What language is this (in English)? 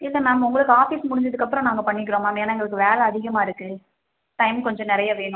Tamil